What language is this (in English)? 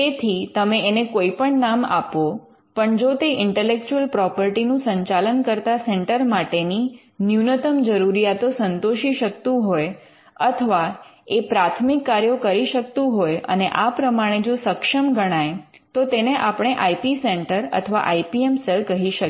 Gujarati